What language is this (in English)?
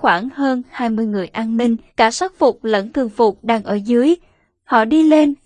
Vietnamese